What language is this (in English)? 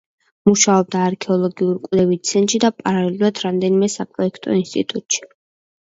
Georgian